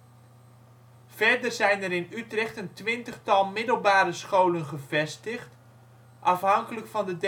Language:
Dutch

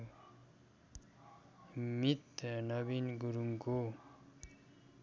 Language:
Nepali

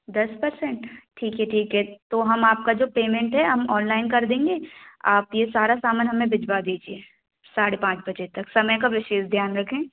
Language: Hindi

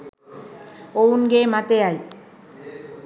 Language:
Sinhala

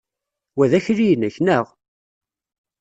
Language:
Kabyle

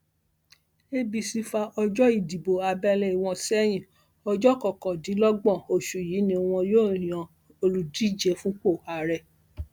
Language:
Yoruba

